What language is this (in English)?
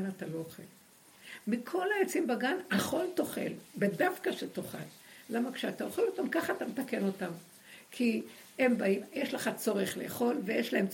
Hebrew